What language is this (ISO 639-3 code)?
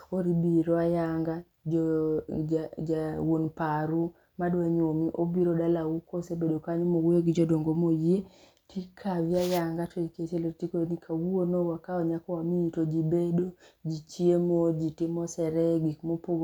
luo